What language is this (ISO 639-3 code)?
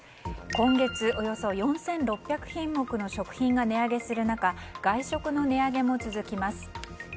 jpn